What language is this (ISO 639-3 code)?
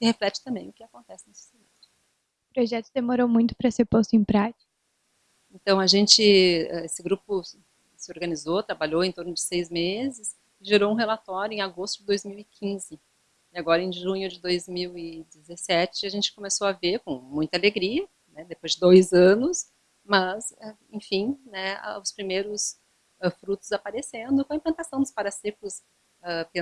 por